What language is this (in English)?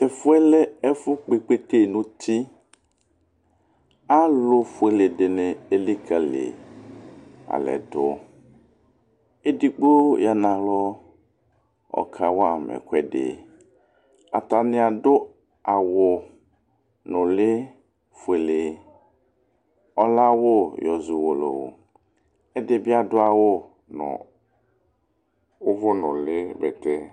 Ikposo